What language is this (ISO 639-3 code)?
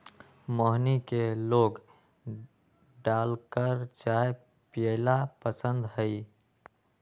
mag